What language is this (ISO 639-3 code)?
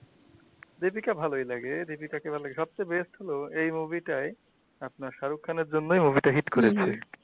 ben